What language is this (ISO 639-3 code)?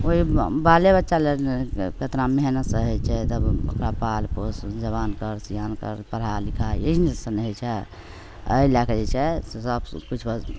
mai